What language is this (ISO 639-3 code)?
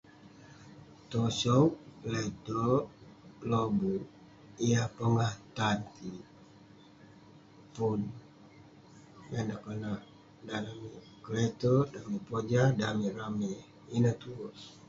pne